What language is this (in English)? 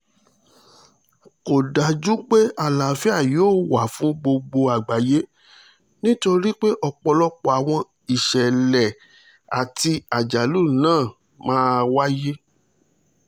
Yoruba